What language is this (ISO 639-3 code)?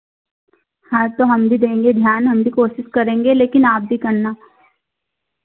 hin